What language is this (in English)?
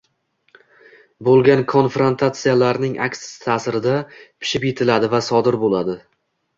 Uzbek